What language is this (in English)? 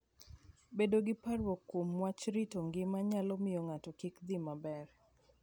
Luo (Kenya and Tanzania)